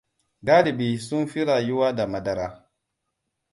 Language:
Hausa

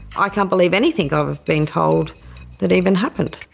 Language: English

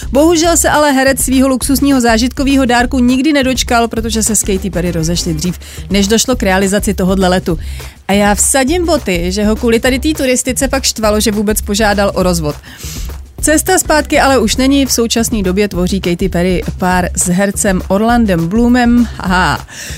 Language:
Czech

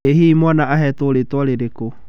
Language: Kikuyu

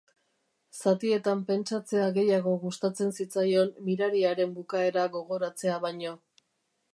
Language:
Basque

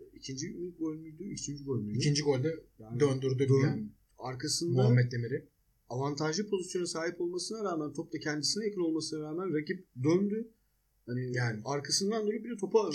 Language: Turkish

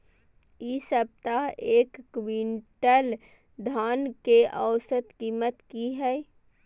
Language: Maithili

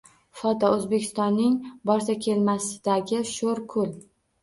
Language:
Uzbek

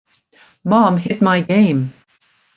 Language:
English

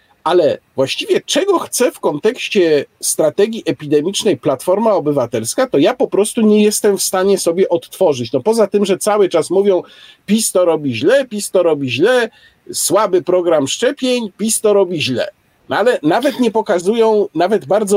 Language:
Polish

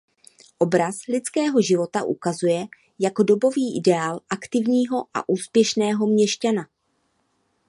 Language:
Czech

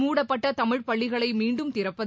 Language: Tamil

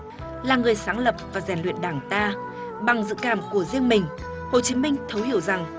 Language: Vietnamese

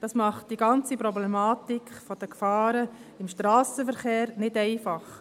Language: Swiss German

